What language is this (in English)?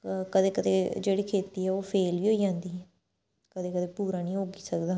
Dogri